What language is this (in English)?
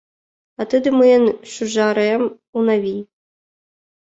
Mari